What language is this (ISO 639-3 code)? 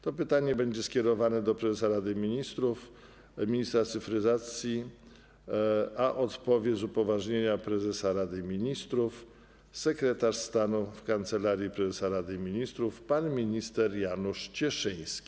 pol